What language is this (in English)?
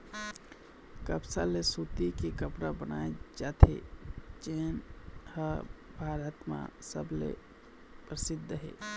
Chhattisgarhi